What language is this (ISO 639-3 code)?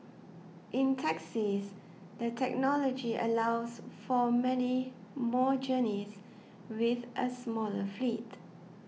eng